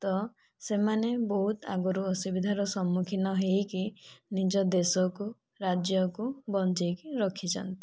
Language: Odia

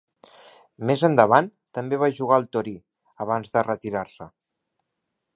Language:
Catalan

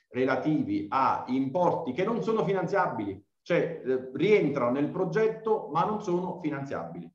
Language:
Italian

